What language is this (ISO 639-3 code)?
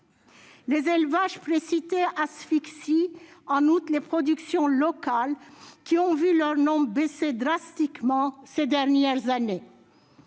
fra